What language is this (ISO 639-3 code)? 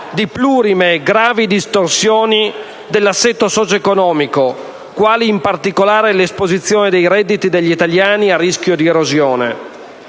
ita